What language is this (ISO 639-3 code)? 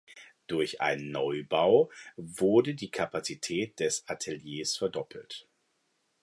deu